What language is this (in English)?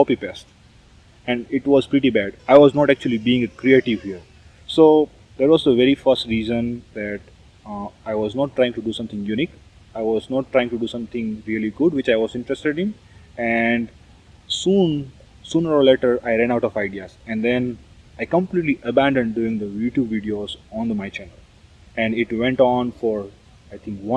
English